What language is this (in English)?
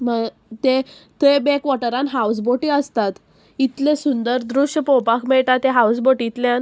Konkani